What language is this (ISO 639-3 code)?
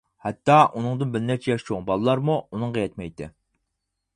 uig